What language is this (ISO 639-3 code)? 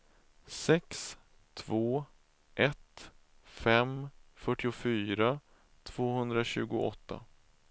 swe